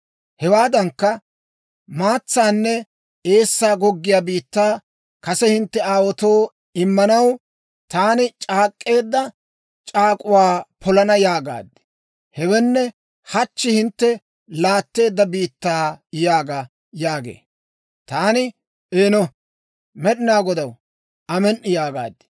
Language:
Dawro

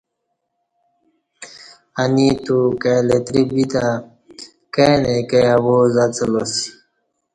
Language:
Kati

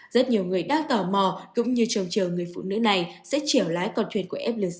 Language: Vietnamese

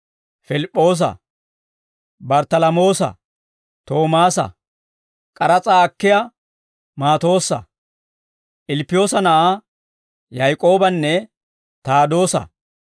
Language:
Dawro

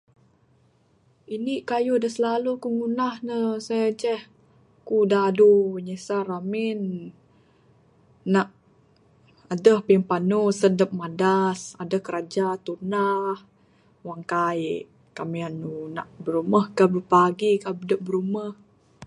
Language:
Bukar-Sadung Bidayuh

